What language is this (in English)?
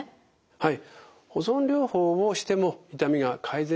Japanese